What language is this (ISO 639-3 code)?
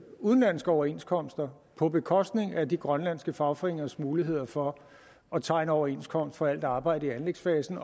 dan